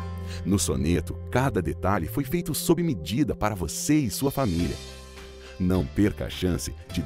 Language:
Portuguese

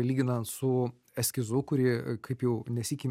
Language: Lithuanian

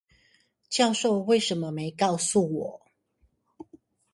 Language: Chinese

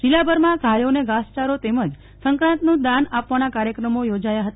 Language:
Gujarati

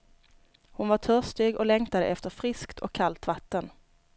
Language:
Swedish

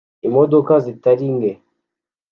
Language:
Kinyarwanda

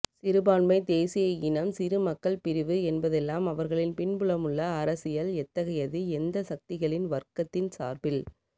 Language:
Tamil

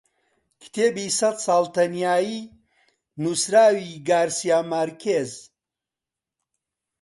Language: Central Kurdish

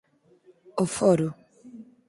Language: Galician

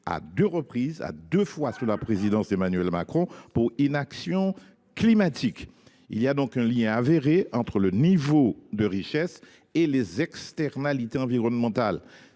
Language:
French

